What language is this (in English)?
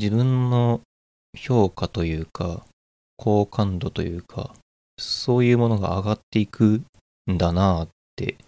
Japanese